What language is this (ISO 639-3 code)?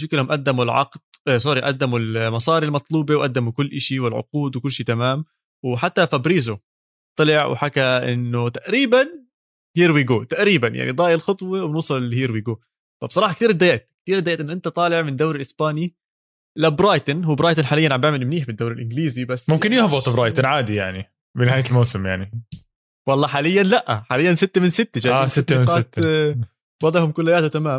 ara